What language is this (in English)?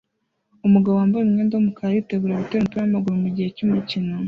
Kinyarwanda